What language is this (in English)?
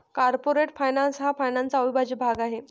Marathi